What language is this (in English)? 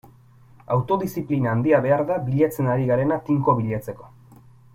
Basque